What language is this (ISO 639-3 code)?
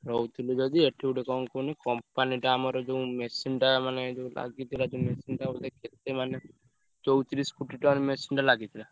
ori